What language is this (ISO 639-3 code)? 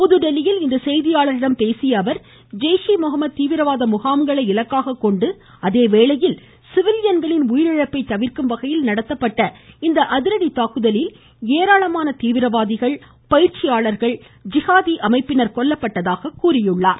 tam